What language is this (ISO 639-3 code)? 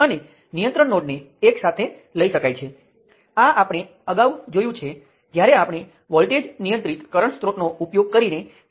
guj